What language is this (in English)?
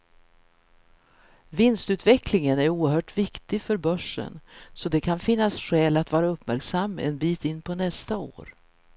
Swedish